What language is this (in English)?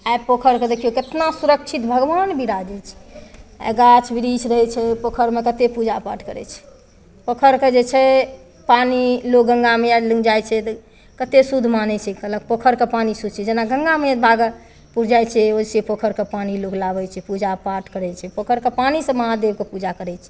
Maithili